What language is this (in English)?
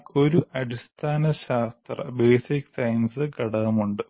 Malayalam